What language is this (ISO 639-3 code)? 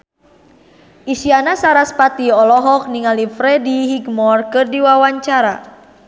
sun